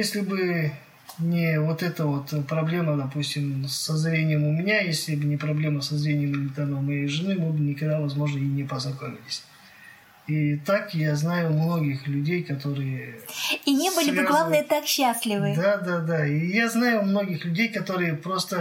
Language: Russian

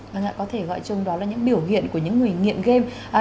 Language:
Vietnamese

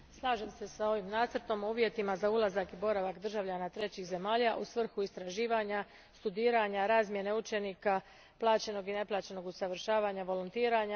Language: Croatian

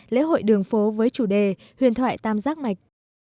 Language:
Vietnamese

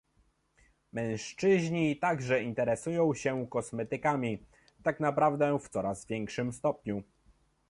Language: Polish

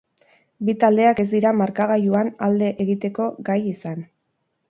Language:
Basque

